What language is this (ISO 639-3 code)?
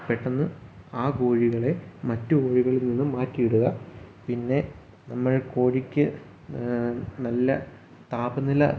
mal